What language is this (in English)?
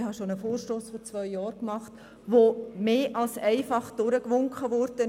Swiss German